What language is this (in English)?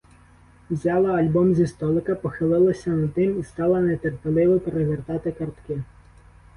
Ukrainian